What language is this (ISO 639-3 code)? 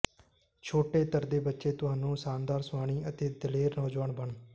pan